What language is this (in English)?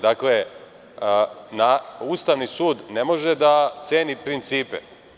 Serbian